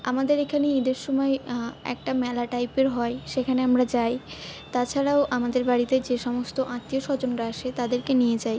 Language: Bangla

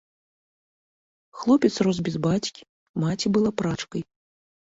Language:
Belarusian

